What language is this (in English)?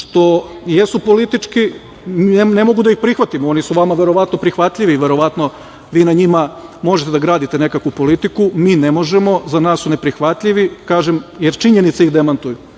Serbian